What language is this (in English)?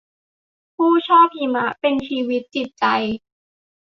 Thai